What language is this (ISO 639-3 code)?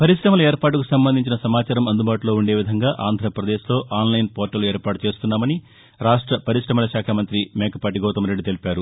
tel